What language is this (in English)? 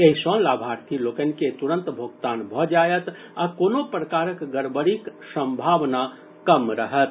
Maithili